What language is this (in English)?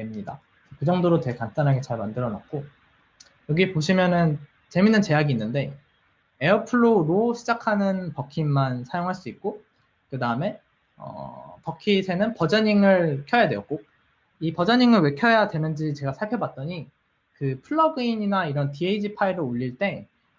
Korean